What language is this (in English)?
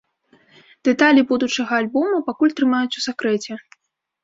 Belarusian